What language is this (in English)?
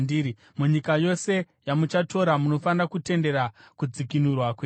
Shona